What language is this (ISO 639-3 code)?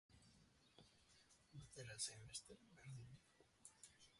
eus